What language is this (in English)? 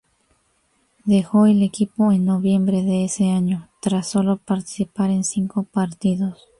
Spanish